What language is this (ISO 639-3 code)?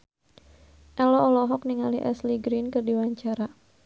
sun